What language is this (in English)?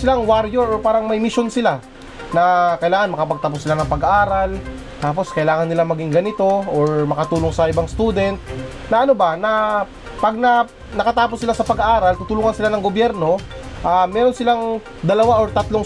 Filipino